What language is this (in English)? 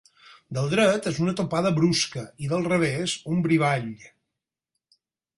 Catalan